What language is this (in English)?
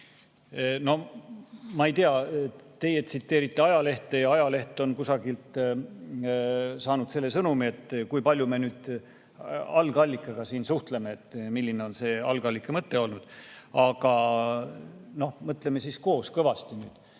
Estonian